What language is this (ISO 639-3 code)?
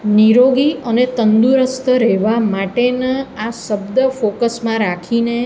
guj